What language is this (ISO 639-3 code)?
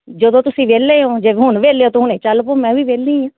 pan